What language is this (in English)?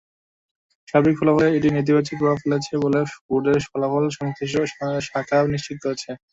Bangla